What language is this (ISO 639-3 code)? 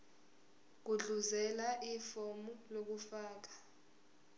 zul